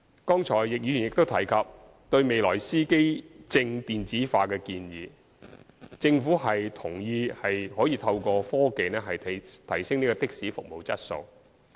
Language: Cantonese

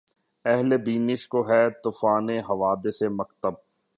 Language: Urdu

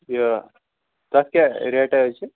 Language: Kashmiri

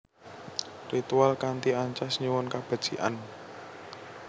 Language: Javanese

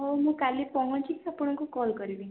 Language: Odia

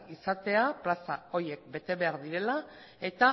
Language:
Basque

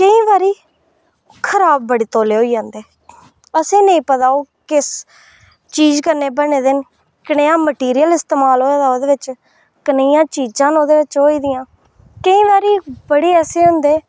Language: Dogri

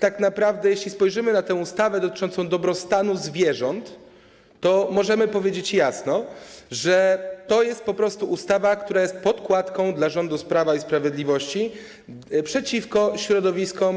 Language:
Polish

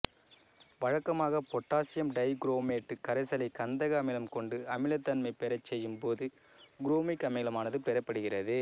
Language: Tamil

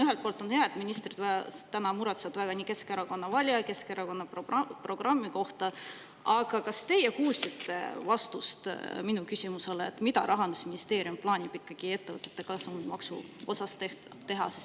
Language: Estonian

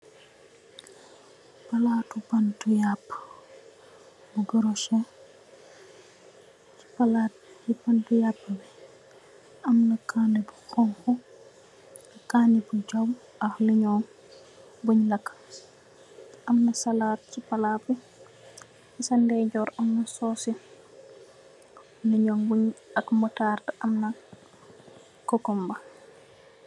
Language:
Wolof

